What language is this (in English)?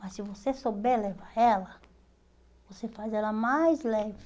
Portuguese